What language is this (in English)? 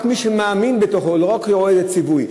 Hebrew